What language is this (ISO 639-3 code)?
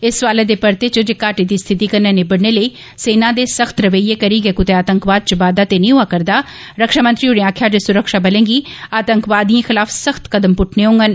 doi